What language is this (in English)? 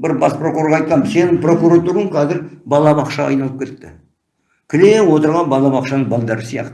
Turkish